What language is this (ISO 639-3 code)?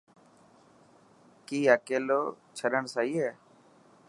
mki